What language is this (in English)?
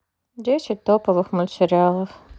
Russian